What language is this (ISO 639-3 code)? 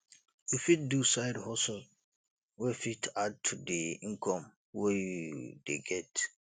pcm